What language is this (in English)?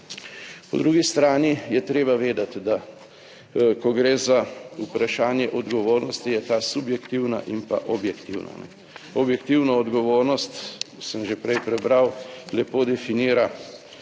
Slovenian